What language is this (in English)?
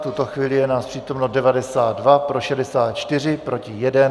Czech